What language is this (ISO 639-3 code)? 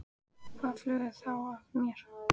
isl